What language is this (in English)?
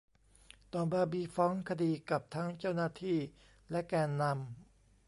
Thai